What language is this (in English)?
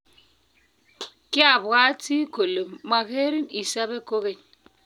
Kalenjin